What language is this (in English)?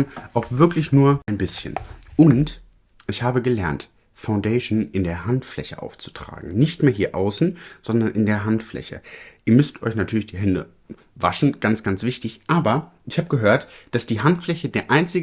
German